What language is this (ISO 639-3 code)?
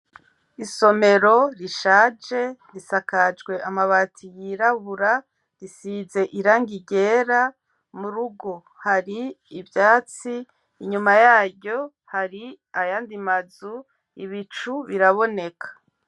run